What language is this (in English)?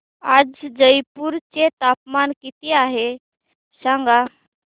Marathi